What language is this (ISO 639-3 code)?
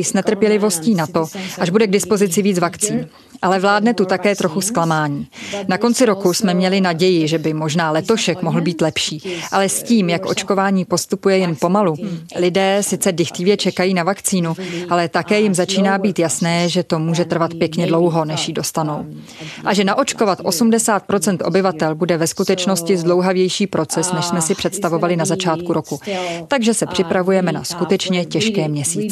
ces